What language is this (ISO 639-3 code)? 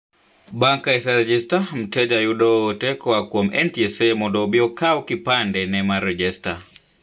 luo